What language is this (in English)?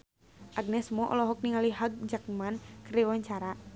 Sundanese